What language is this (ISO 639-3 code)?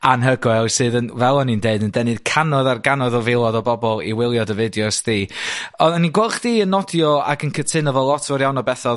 cym